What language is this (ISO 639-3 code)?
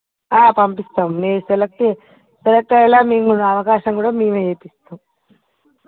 tel